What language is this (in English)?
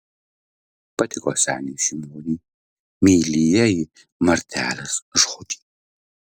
Lithuanian